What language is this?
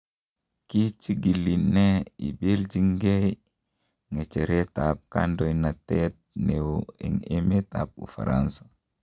Kalenjin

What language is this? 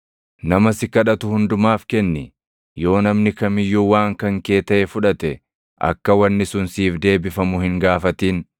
Oromo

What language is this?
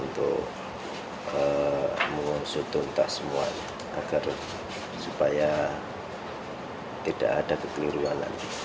Indonesian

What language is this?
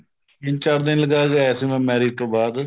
Punjabi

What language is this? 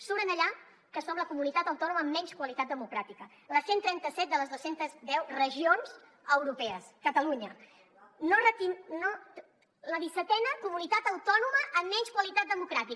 Catalan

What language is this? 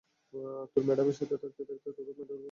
Bangla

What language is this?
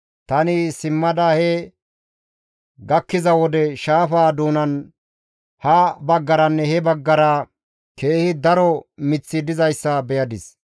Gamo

